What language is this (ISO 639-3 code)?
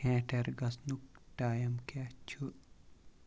kas